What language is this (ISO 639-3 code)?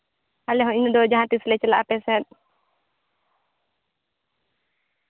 sat